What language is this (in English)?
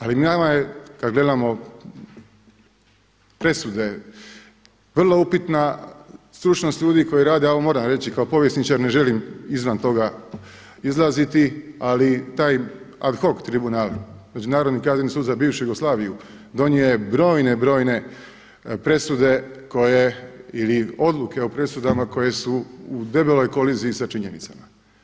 Croatian